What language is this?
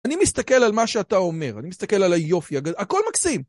Hebrew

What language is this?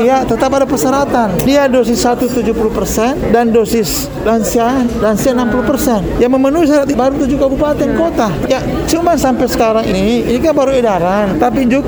Indonesian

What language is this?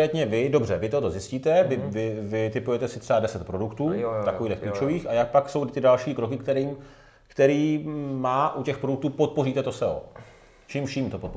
Czech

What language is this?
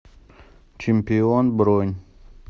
Russian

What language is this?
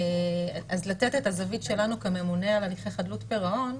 Hebrew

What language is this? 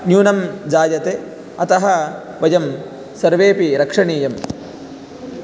Sanskrit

